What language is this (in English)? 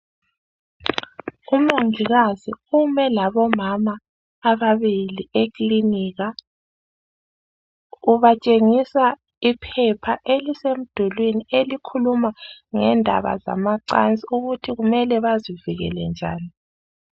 North Ndebele